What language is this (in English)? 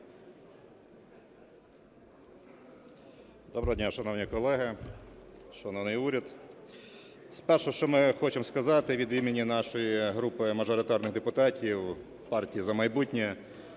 Ukrainian